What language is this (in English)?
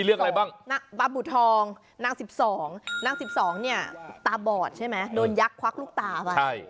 Thai